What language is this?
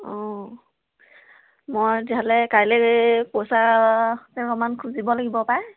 Assamese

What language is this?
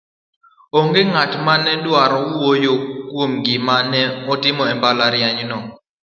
Luo (Kenya and Tanzania)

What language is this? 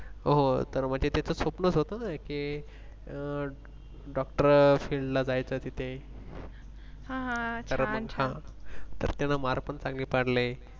Marathi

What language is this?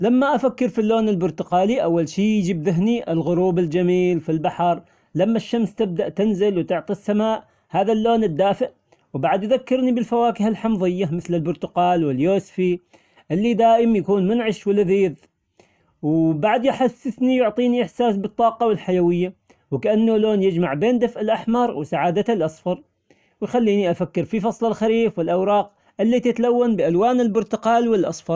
Omani Arabic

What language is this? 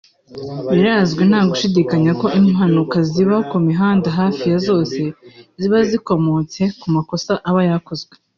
Kinyarwanda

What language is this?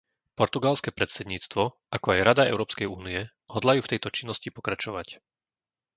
Slovak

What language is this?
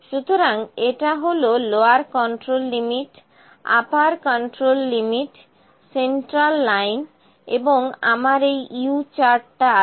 Bangla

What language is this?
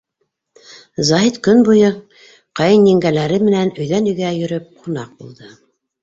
Bashkir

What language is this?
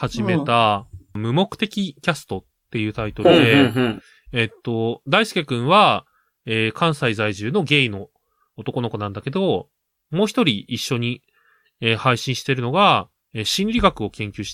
Japanese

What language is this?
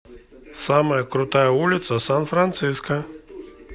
Russian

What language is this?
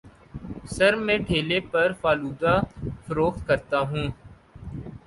Urdu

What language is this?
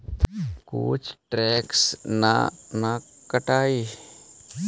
Magahi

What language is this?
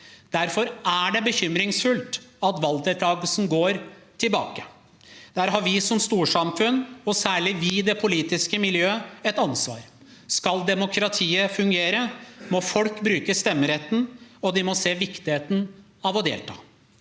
Norwegian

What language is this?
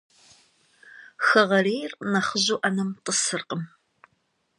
Kabardian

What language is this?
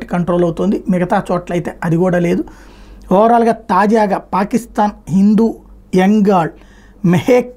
Telugu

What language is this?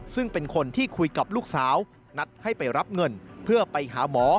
Thai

